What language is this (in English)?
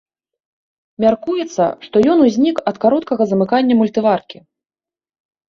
Belarusian